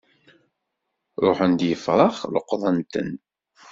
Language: Kabyle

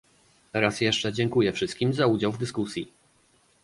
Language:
Polish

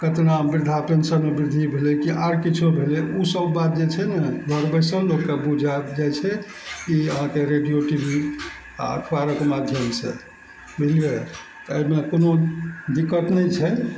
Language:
Maithili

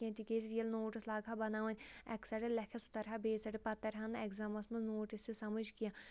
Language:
Kashmiri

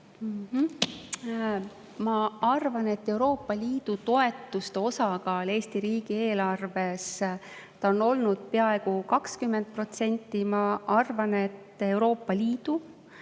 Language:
Estonian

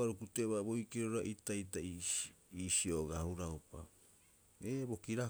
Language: Rapoisi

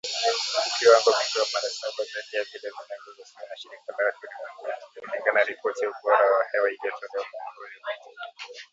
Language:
Swahili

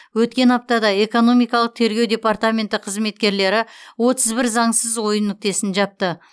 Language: Kazakh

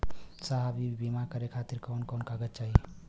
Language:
Bhojpuri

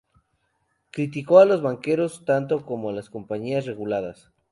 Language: Spanish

